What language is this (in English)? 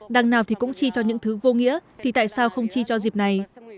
Vietnamese